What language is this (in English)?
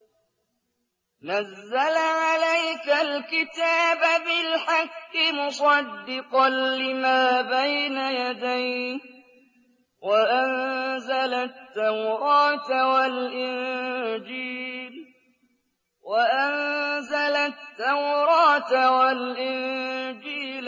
Arabic